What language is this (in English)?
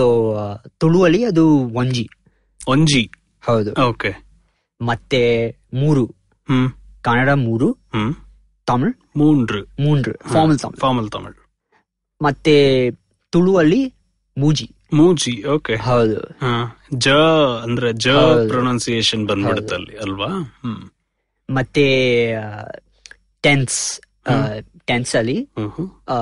Kannada